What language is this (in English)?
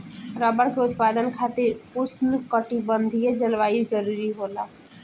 Bhojpuri